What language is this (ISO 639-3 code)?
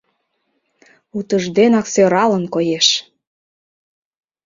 chm